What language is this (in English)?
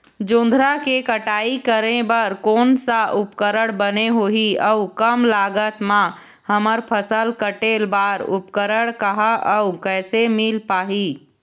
Chhattisgarhi